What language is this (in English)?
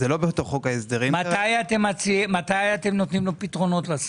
Hebrew